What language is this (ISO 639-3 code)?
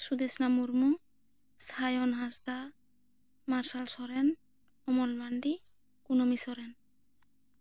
sat